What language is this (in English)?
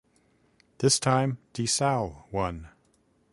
English